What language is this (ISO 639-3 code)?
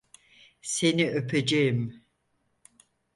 tur